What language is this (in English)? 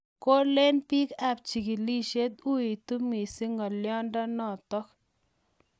Kalenjin